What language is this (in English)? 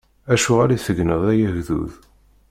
Kabyle